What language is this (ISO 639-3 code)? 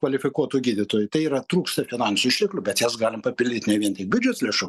lit